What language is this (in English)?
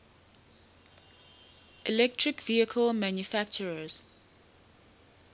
English